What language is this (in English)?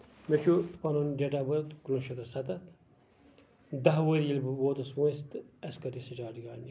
Kashmiri